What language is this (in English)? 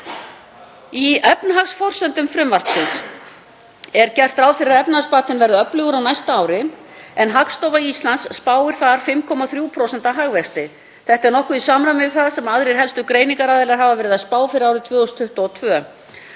Icelandic